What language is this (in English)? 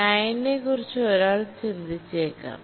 Malayalam